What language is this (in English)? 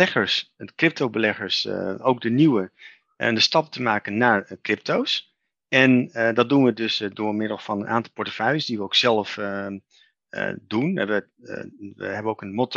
Dutch